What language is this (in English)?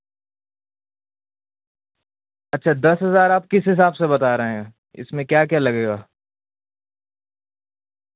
Urdu